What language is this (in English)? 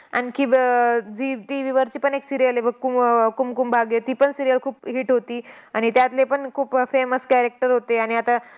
Marathi